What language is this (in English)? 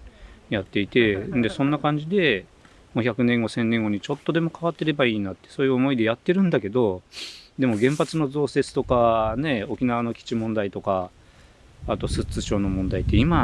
Japanese